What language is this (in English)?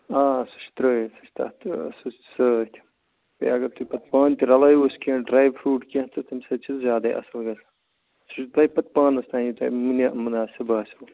Kashmiri